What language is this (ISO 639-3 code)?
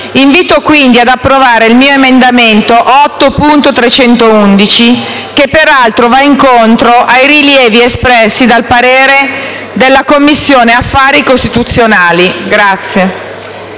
ita